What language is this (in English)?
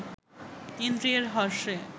Bangla